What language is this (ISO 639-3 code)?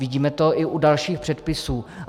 ces